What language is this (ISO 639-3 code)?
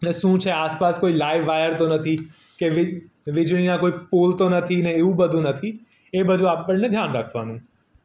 guj